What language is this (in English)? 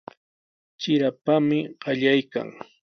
Sihuas Ancash Quechua